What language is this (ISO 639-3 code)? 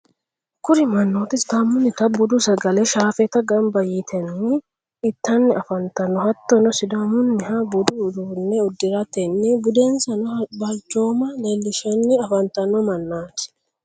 sid